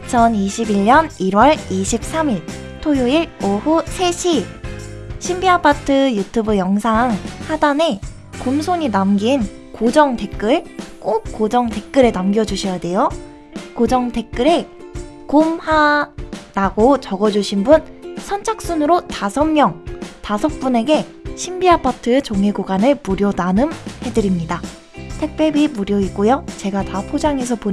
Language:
Korean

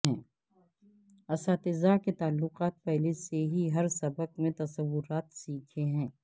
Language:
Urdu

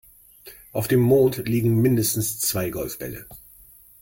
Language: German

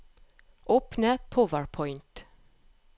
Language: Norwegian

